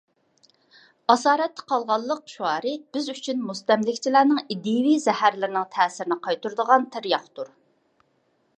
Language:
Uyghur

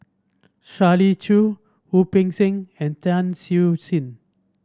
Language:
English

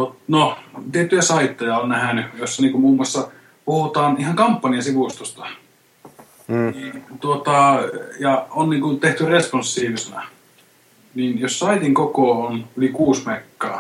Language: Finnish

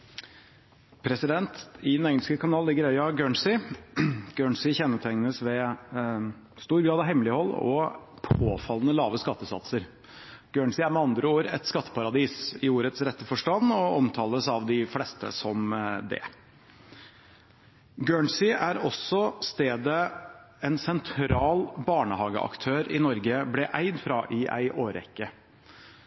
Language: Norwegian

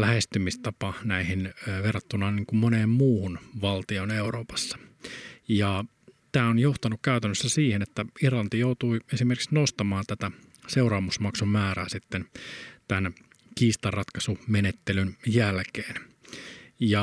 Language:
Finnish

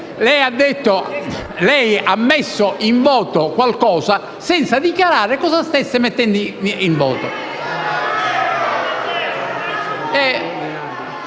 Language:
Italian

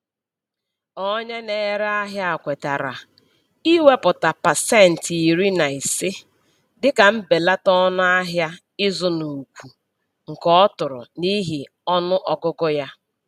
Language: Igbo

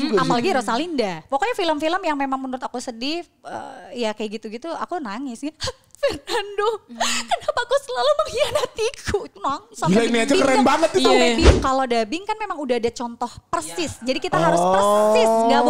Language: Indonesian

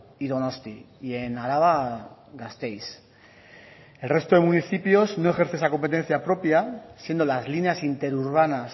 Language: Spanish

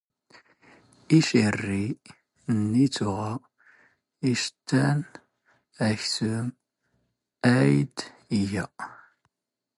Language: Standard Moroccan Tamazight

